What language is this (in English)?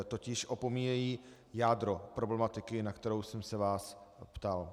Czech